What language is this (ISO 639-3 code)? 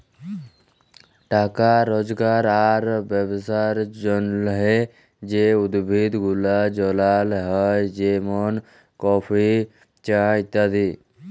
ben